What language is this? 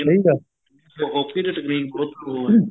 Punjabi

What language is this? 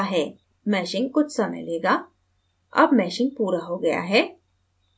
Hindi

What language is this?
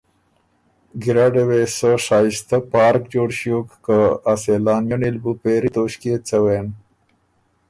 Ormuri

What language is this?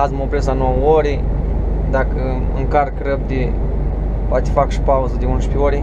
Romanian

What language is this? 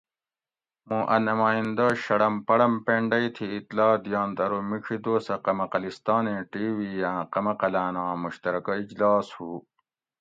Gawri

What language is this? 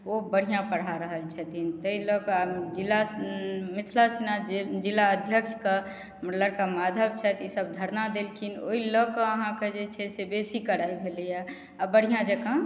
Maithili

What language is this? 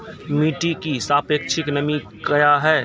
Maithili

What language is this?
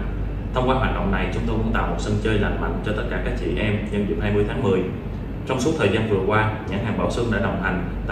Vietnamese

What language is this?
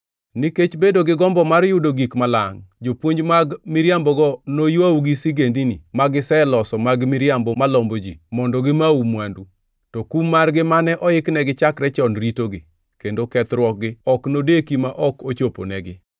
Luo (Kenya and Tanzania)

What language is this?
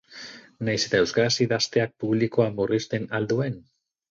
Basque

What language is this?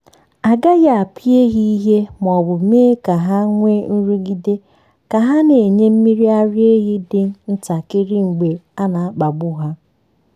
Igbo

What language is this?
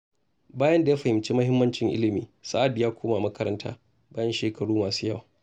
Hausa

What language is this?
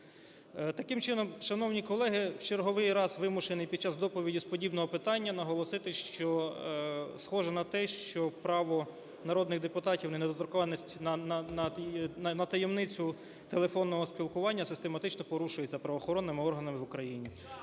Ukrainian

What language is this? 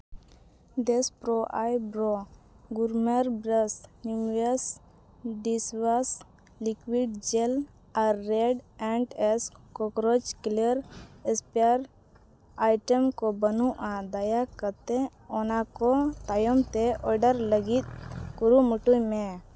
Santali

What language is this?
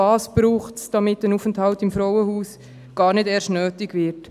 Swiss German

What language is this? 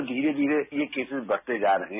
Hindi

